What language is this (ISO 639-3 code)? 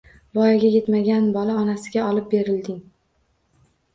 uzb